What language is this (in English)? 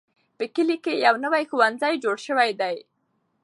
Pashto